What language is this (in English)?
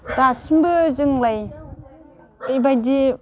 Bodo